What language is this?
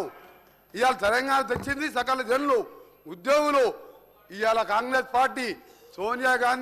Telugu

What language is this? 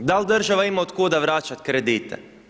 Croatian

